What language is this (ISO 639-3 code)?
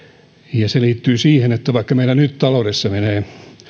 fin